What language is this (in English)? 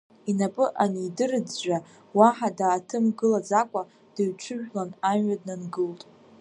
Abkhazian